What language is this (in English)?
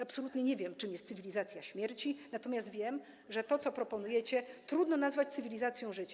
Polish